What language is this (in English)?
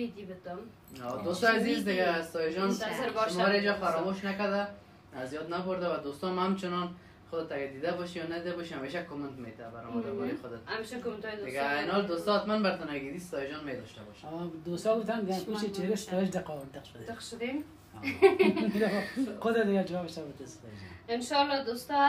Persian